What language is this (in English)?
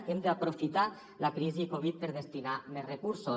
Catalan